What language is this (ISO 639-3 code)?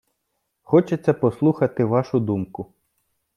ukr